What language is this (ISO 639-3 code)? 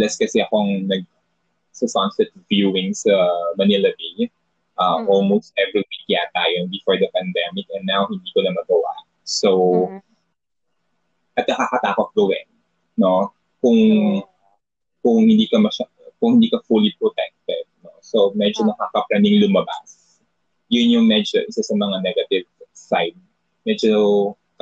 fil